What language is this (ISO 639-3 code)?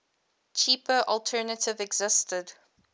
eng